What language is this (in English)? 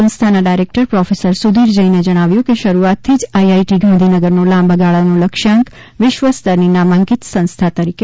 Gujarati